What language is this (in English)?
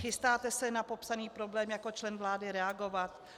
Czech